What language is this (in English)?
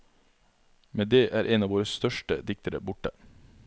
Norwegian